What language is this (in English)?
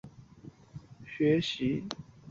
Chinese